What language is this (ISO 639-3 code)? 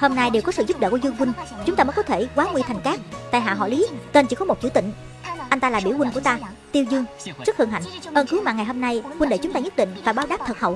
vie